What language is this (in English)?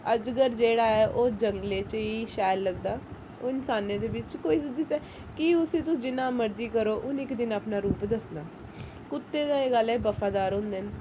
Dogri